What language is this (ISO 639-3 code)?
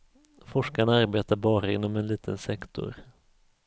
swe